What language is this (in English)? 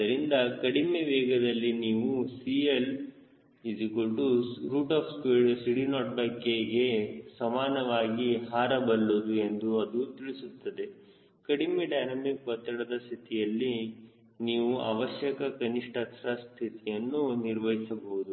Kannada